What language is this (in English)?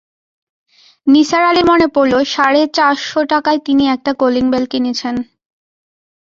Bangla